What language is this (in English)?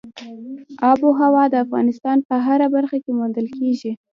Pashto